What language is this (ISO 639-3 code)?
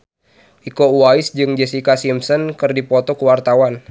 sun